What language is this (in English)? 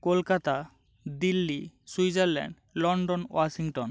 Bangla